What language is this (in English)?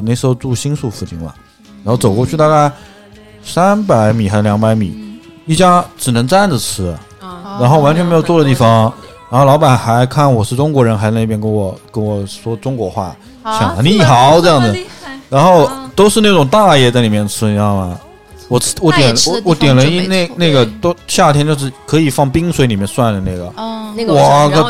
Chinese